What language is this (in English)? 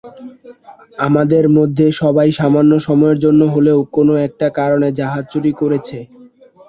Bangla